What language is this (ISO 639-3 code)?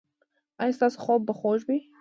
pus